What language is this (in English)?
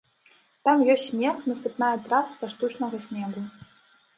Belarusian